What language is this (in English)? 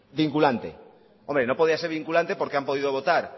Spanish